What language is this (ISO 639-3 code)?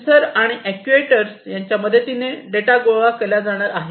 mar